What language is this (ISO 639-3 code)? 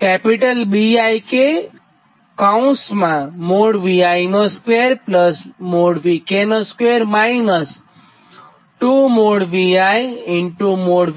guj